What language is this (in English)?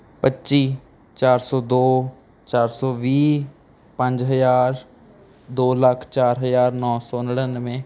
Punjabi